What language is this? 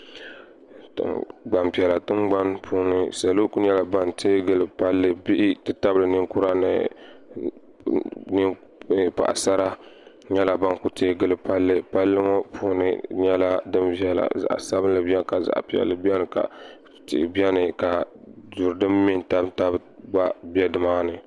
Dagbani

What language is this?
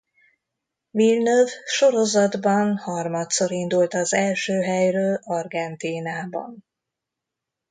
Hungarian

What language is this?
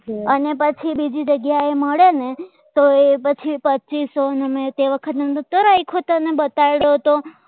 Gujarati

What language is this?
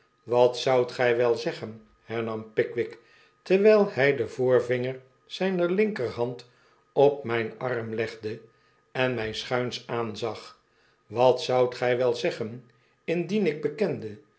Dutch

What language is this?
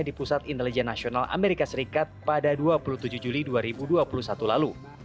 Indonesian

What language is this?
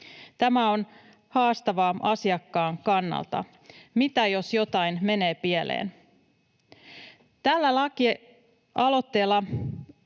Finnish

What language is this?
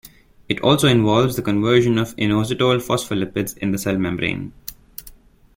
English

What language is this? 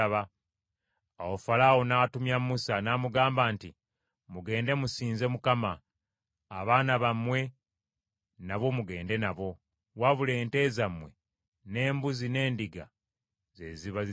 Ganda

